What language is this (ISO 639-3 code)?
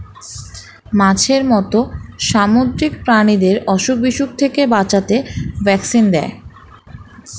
ben